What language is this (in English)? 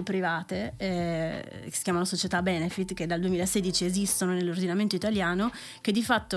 Italian